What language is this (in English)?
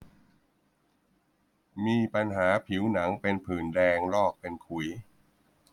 Thai